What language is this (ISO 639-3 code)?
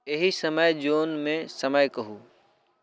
mai